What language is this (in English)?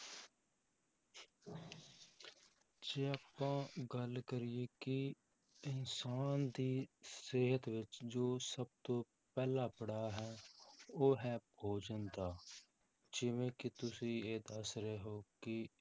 Punjabi